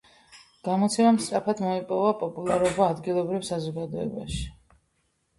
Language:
Georgian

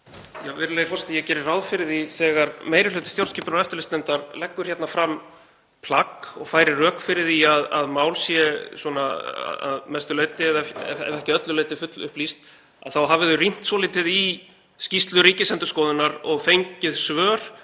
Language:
Icelandic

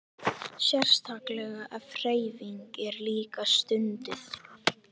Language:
Icelandic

